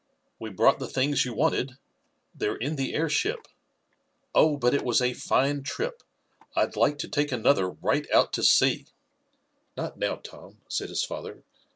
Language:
English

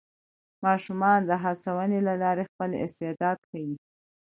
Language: Pashto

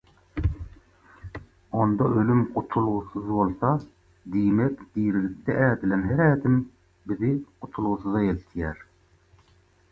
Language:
Turkmen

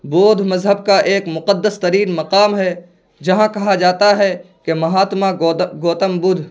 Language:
Urdu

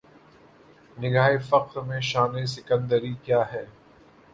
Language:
Urdu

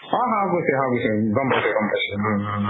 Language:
Assamese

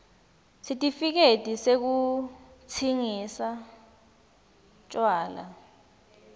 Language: Swati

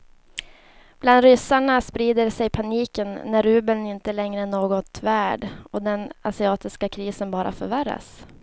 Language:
Swedish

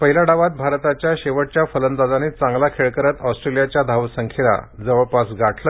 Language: Marathi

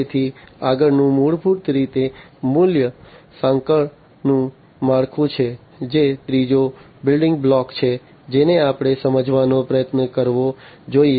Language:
Gujarati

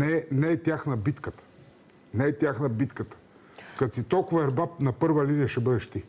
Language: Bulgarian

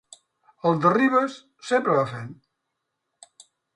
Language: Catalan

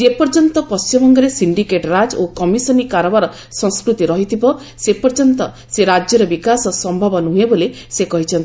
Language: Odia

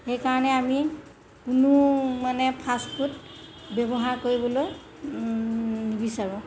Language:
Assamese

